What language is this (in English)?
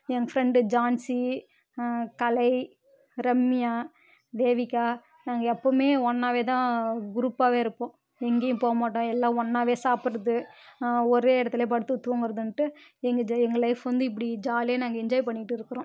Tamil